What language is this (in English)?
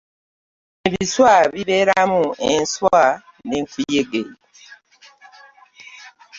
Ganda